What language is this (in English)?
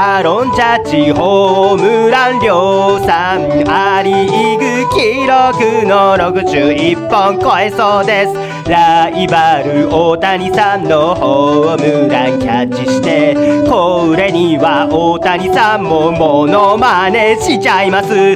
Japanese